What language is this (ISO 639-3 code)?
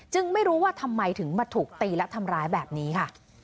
tha